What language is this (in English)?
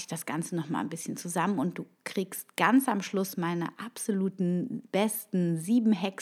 German